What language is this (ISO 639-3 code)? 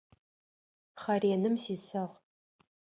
ady